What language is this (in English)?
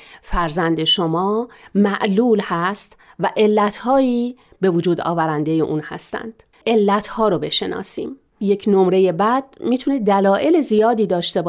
Persian